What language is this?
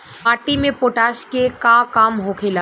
Bhojpuri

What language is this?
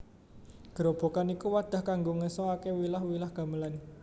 Javanese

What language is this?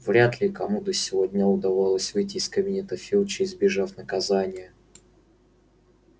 Russian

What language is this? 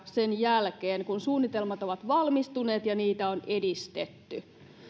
Finnish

